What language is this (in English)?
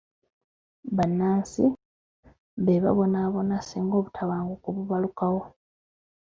Ganda